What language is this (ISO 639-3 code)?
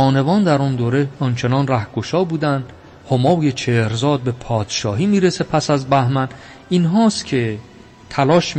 fas